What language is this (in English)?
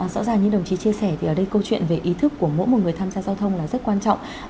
Vietnamese